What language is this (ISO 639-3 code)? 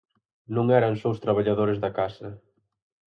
glg